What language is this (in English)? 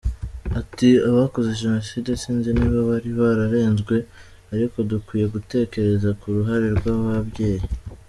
Kinyarwanda